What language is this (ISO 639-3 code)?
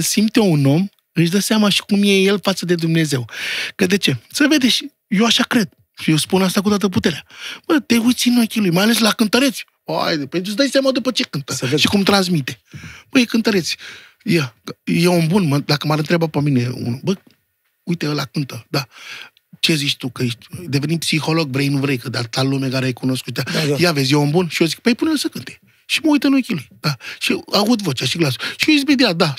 ron